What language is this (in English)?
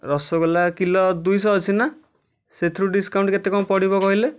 Odia